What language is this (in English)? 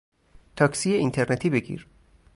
Persian